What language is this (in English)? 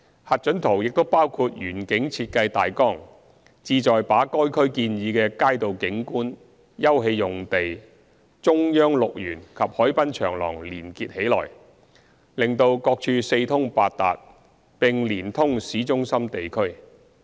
Cantonese